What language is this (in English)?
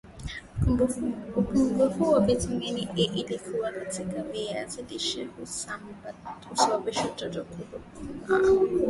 Swahili